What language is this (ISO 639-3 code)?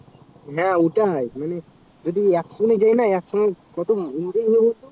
ben